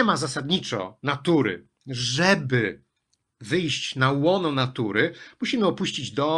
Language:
Polish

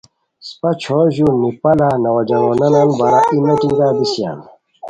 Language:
Khowar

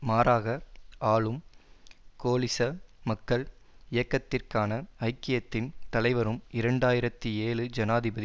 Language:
Tamil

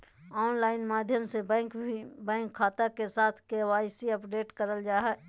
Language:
Magahi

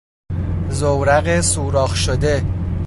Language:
Persian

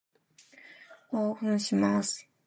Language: Japanese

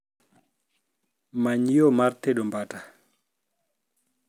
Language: Luo (Kenya and Tanzania)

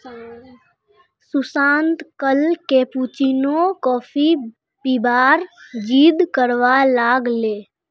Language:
Magahi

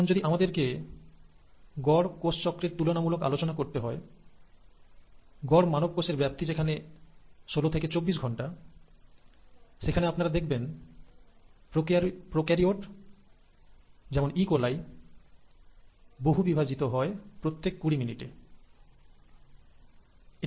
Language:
Bangla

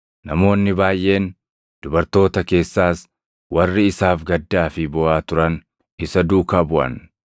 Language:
Oromo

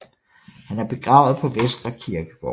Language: Danish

